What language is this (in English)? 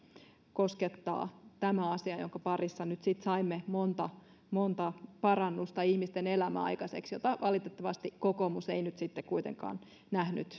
Finnish